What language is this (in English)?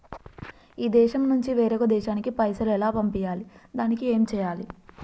Telugu